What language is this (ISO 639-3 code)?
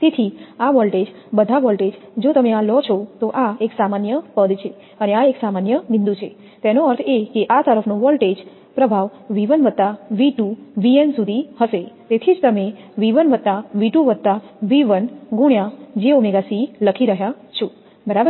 guj